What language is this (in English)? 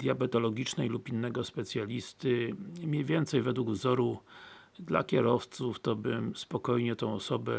Polish